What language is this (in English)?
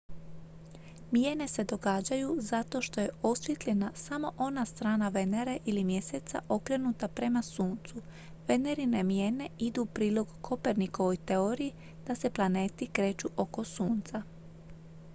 Croatian